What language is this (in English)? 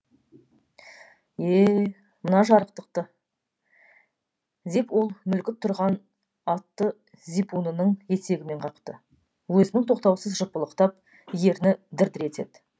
Kazakh